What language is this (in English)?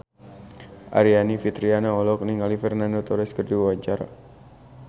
Sundanese